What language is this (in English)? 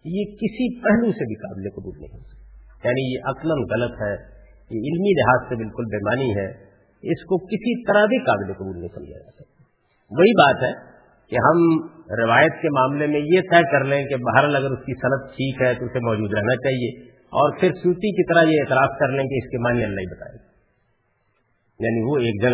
Urdu